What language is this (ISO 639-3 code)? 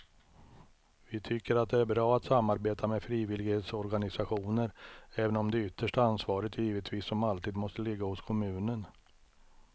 swe